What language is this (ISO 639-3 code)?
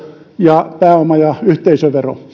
fin